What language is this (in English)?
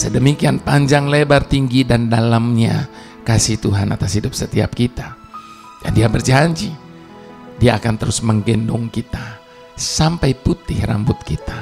Indonesian